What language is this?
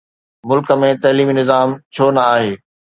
Sindhi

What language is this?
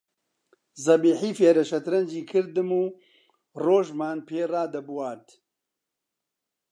Central Kurdish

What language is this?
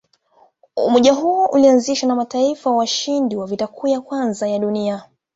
Swahili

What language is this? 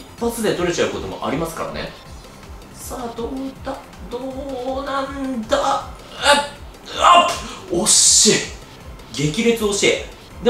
Japanese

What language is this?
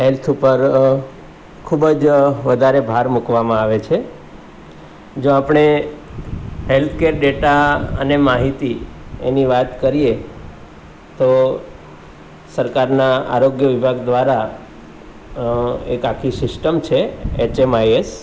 Gujarati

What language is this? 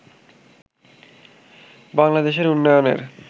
Bangla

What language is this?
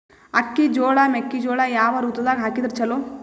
Kannada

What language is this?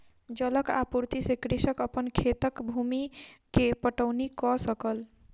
Maithili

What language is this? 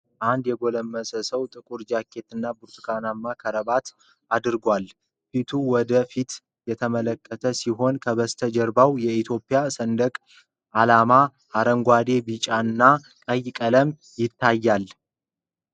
Amharic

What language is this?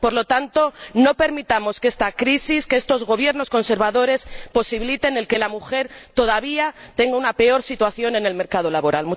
Spanish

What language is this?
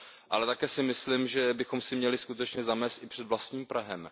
Czech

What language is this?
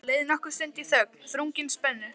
Icelandic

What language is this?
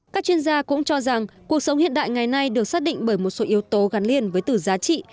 Vietnamese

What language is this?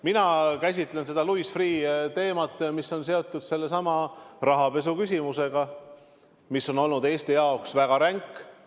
Estonian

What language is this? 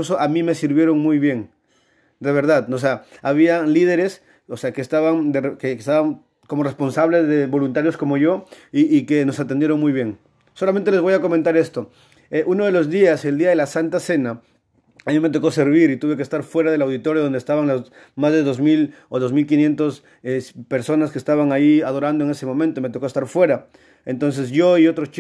Spanish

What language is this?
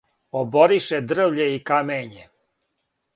Serbian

